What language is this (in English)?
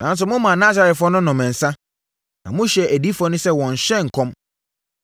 Akan